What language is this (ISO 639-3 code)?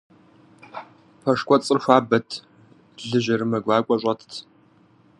kbd